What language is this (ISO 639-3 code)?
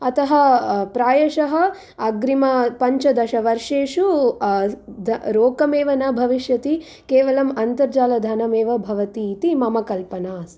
san